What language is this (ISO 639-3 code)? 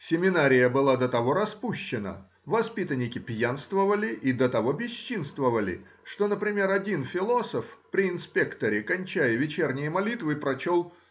rus